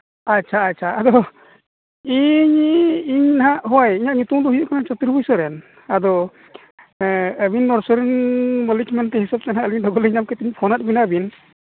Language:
Santali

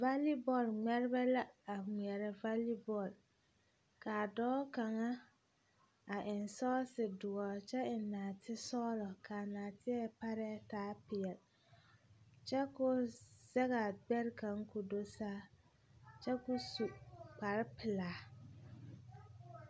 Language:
Southern Dagaare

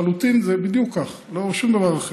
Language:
Hebrew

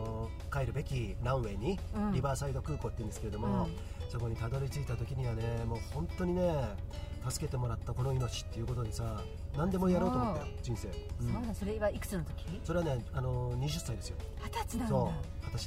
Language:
Japanese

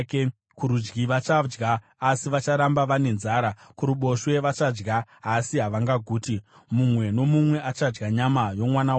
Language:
Shona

